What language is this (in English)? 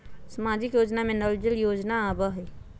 Magahi